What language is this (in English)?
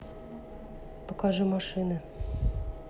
Russian